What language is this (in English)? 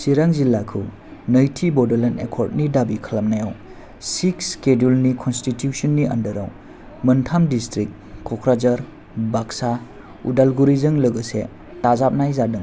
Bodo